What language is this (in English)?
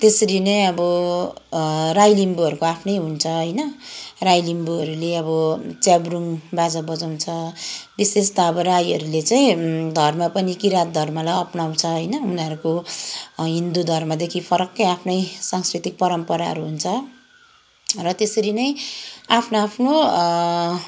Nepali